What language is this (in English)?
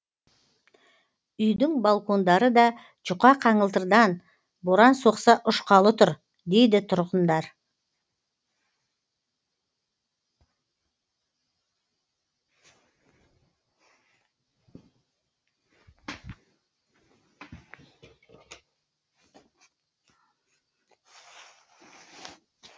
Kazakh